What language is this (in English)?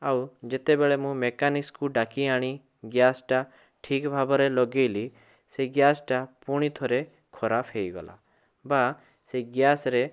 Odia